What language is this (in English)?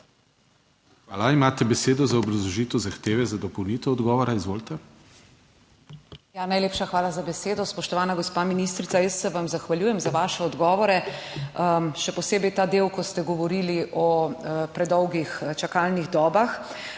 Slovenian